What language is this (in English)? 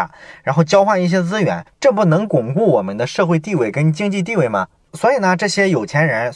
Chinese